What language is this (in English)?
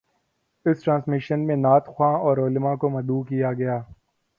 Urdu